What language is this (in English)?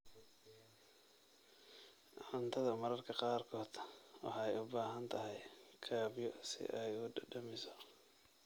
Somali